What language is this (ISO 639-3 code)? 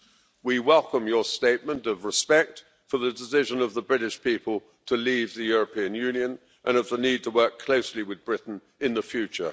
eng